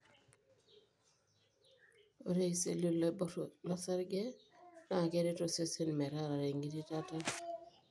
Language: Masai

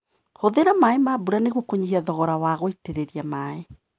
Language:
Kikuyu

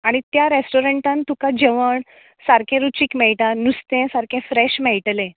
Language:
Konkani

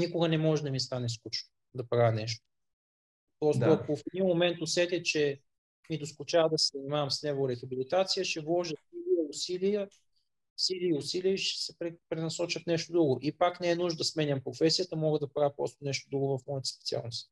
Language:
Bulgarian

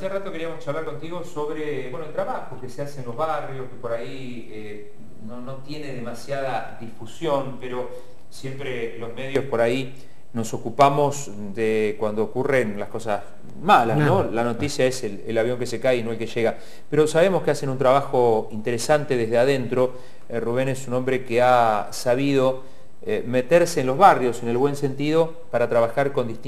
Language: Spanish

